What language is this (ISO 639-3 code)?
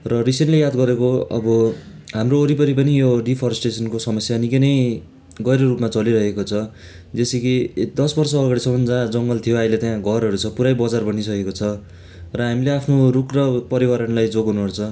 nep